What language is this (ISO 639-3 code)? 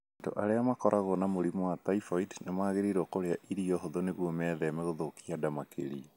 kik